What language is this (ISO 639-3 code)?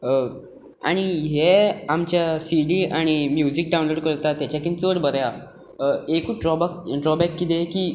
kok